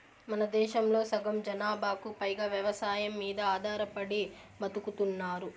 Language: Telugu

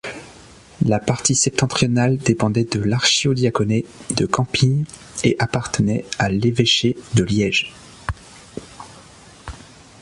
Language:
French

